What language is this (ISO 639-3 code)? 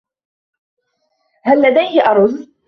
ara